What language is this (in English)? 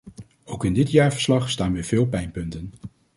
Dutch